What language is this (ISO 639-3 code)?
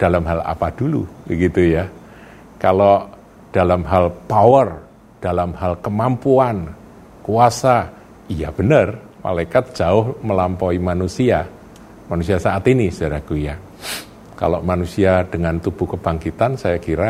ind